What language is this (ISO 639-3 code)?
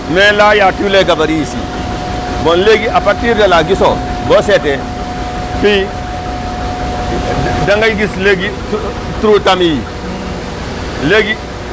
wol